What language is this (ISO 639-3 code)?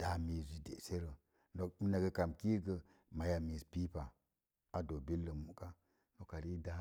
ver